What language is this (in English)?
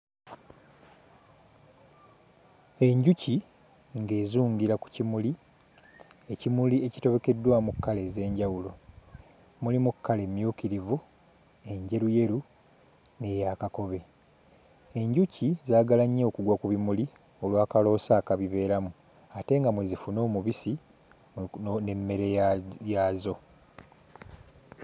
Ganda